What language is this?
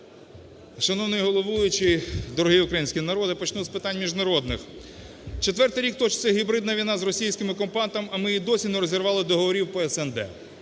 Ukrainian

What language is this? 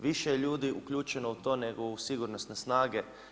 Croatian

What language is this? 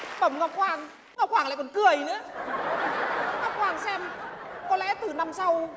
Vietnamese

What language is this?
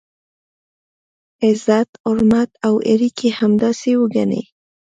Pashto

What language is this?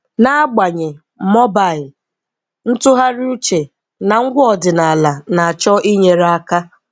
Igbo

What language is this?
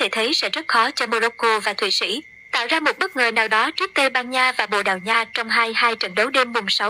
Vietnamese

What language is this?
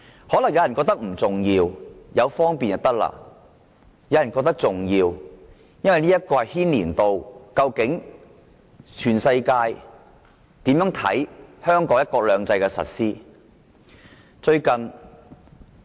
Cantonese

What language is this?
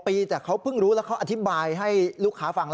Thai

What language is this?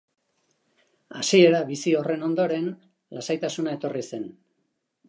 Basque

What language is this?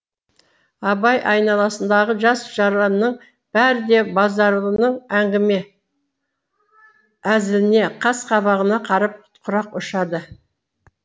Kazakh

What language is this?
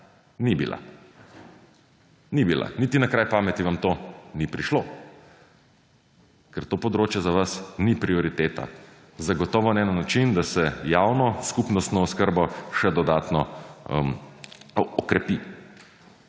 Slovenian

